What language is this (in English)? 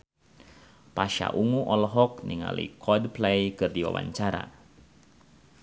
Sundanese